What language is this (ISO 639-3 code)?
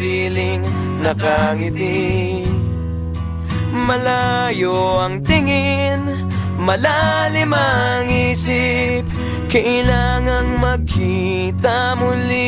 ind